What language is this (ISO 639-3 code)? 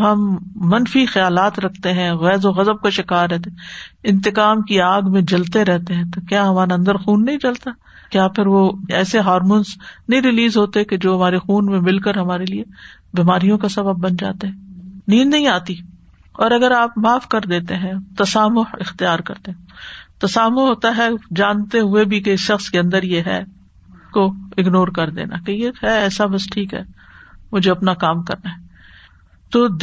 urd